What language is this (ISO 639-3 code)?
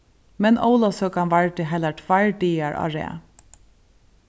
fao